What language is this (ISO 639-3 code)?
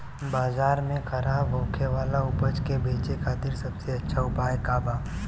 bho